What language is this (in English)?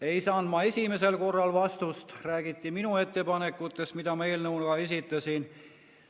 Estonian